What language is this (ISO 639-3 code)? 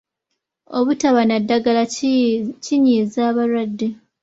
lug